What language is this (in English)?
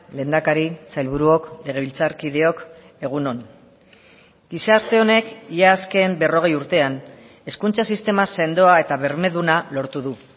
Basque